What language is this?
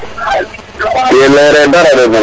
Serer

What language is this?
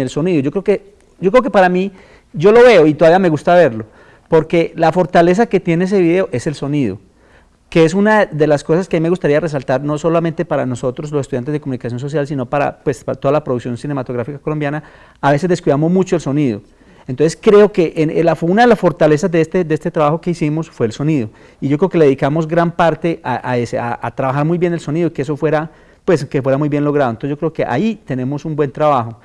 Spanish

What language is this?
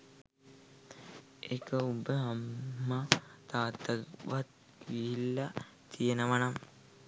Sinhala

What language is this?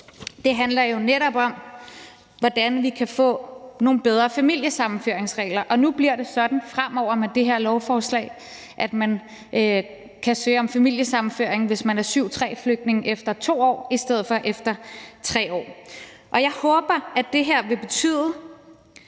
Danish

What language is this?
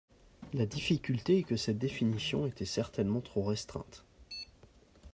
French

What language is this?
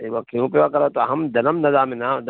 Sanskrit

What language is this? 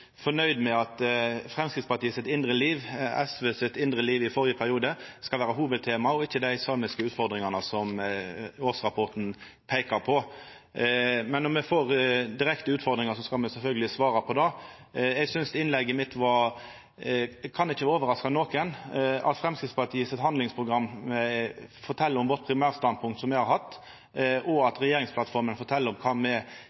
Norwegian Nynorsk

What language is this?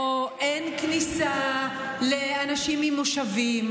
Hebrew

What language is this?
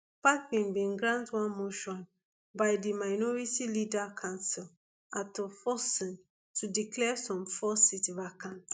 Nigerian Pidgin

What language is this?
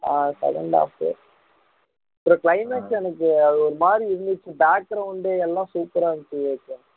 Tamil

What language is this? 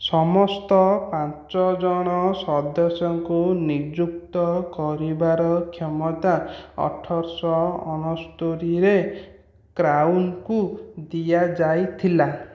Odia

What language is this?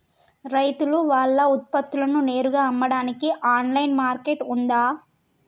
Telugu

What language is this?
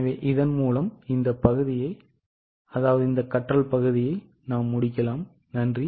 Tamil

